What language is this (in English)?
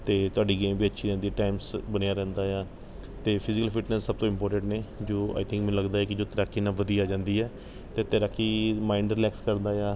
Punjabi